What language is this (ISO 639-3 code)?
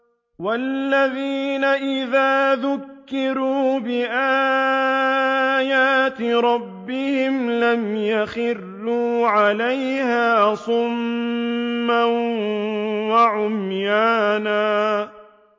ara